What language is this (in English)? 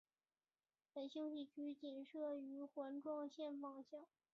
Chinese